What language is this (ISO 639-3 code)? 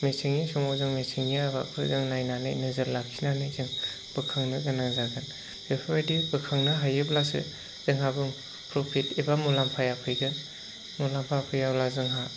brx